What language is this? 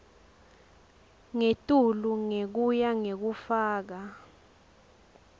Swati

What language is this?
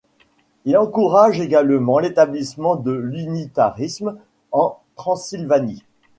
French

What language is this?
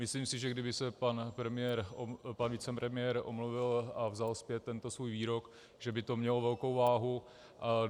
Czech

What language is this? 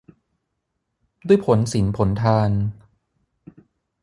Thai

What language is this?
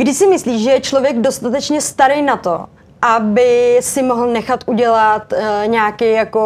Czech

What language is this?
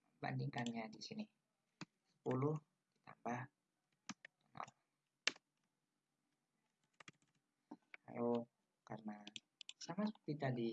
Indonesian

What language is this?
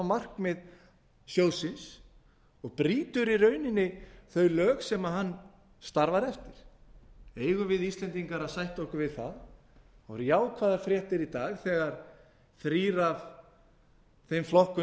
Icelandic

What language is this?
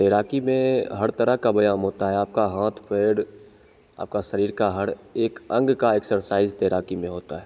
Hindi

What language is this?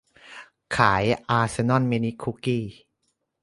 Thai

